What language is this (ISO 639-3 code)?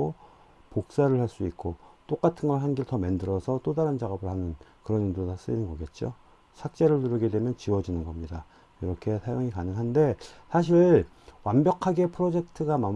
kor